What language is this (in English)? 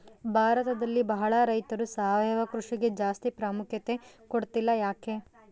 Kannada